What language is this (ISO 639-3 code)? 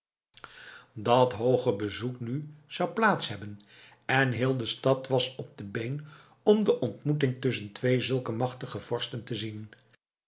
nld